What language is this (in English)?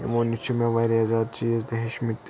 Kashmiri